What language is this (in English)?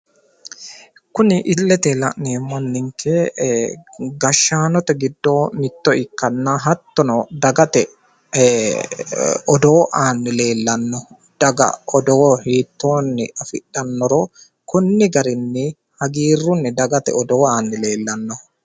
Sidamo